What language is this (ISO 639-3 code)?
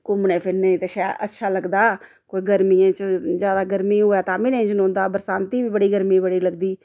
doi